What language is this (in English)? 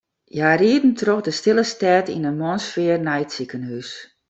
Western Frisian